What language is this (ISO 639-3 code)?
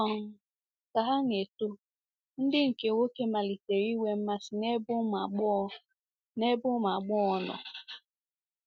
ibo